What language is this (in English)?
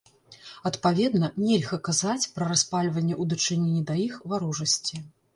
Belarusian